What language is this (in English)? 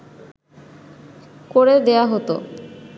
Bangla